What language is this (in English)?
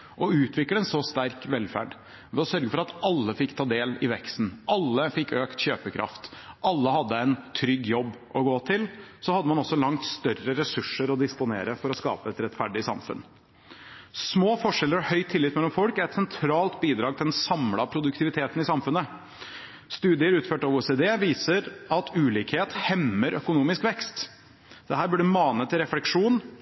Norwegian Bokmål